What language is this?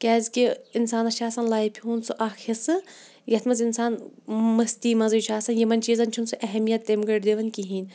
Kashmiri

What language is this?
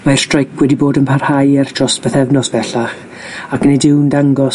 Welsh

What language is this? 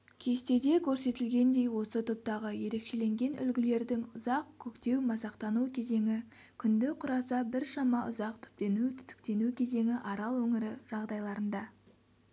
Kazakh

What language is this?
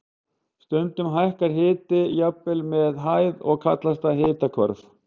Icelandic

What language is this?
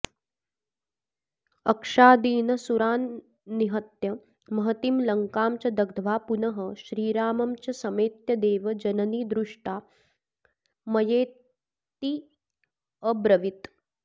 Sanskrit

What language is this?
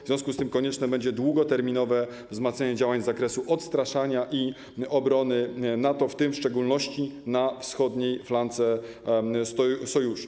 Polish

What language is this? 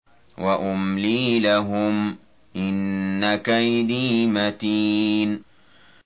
Arabic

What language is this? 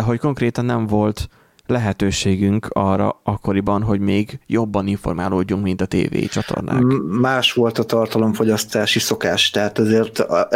Hungarian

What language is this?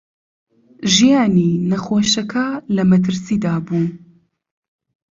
Central Kurdish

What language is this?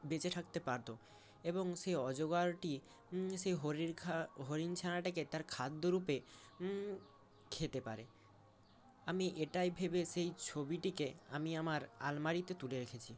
Bangla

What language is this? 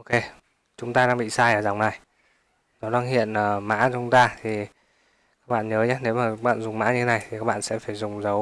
Vietnamese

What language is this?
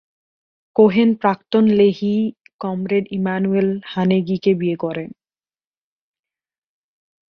Bangla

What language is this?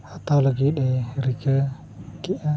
Santali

